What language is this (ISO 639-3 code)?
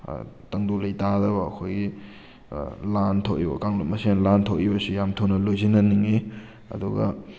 mni